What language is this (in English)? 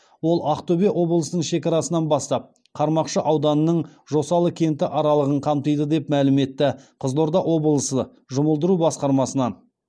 Kazakh